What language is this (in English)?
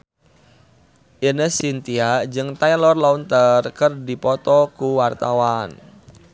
Sundanese